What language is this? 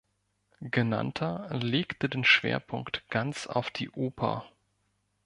German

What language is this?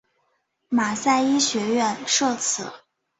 Chinese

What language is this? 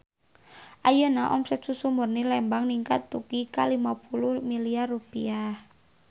Sundanese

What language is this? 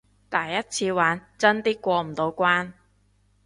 Cantonese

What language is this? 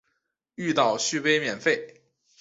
Chinese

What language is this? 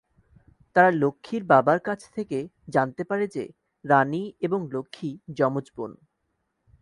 Bangla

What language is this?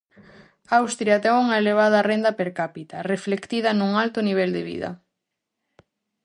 Galician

